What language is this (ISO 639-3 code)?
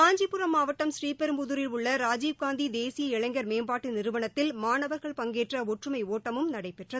tam